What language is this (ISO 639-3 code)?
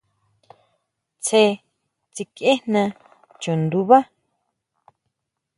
mau